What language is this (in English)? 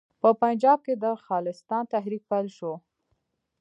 Pashto